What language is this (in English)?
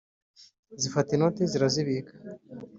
Kinyarwanda